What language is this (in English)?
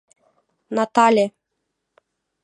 Mari